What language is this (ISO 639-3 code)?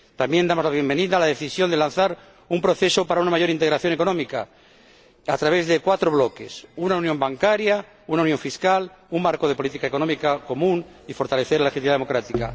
spa